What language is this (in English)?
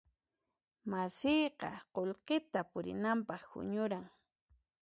Puno Quechua